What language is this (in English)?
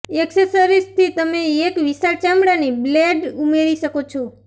Gujarati